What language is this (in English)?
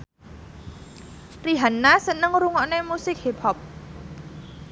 Javanese